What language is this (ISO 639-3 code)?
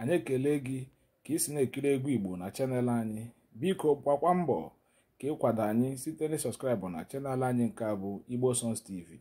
ara